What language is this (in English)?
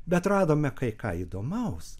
Lithuanian